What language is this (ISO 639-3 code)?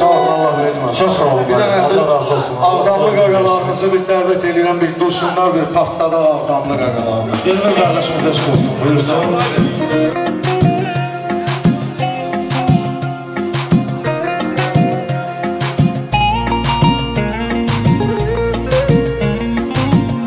tur